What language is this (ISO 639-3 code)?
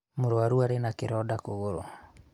kik